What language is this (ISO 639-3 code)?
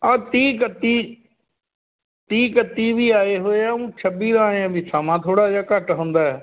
pan